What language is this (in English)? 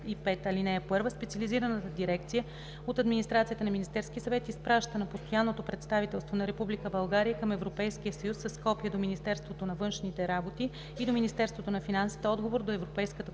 Bulgarian